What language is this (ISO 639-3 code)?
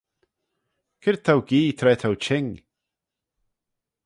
glv